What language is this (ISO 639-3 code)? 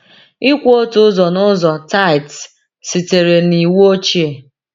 ibo